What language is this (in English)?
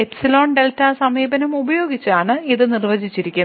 Malayalam